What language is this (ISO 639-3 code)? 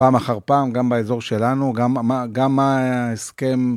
heb